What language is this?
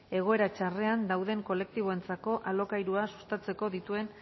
Basque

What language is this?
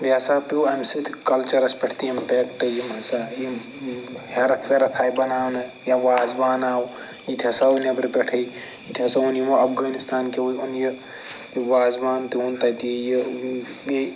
Kashmiri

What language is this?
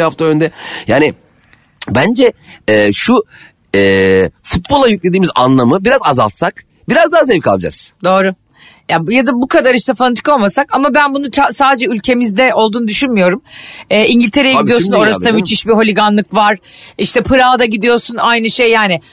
Turkish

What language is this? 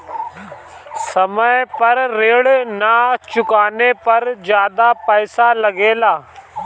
Bhojpuri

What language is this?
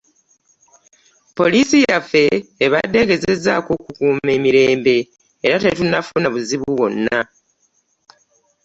Ganda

